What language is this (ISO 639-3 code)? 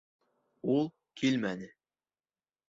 bak